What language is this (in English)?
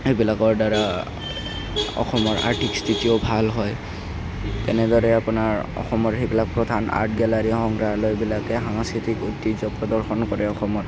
Assamese